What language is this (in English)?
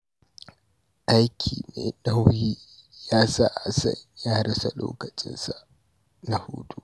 Hausa